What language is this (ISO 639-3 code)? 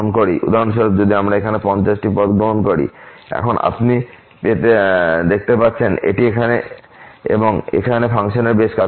ben